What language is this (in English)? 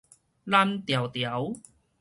Min Nan Chinese